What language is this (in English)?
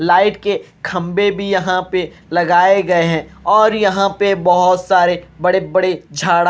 Hindi